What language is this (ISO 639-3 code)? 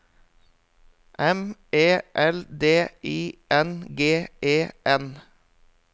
nor